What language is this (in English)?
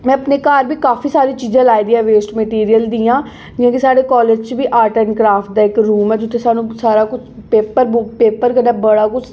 Dogri